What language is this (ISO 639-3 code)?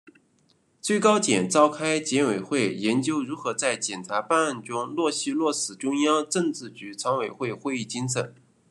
zho